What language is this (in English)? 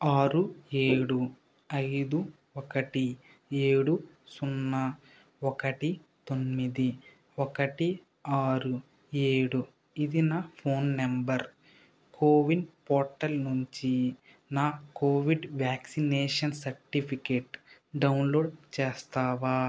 Telugu